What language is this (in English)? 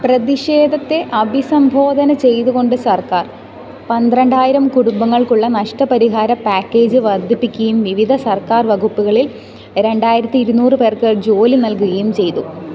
Malayalam